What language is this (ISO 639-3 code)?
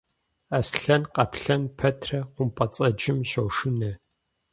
kbd